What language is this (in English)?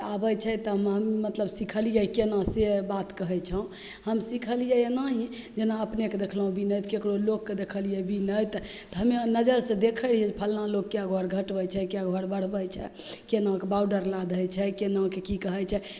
Maithili